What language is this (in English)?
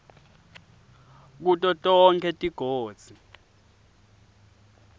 Swati